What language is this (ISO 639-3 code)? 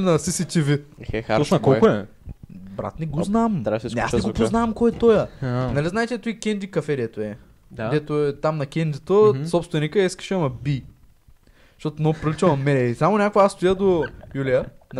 bul